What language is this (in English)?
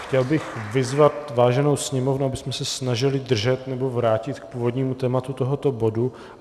Czech